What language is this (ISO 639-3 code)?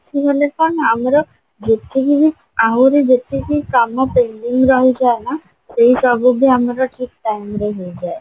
ori